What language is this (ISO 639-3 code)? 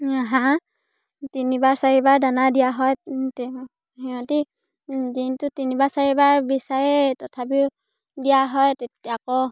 asm